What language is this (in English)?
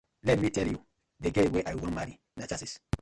Nigerian Pidgin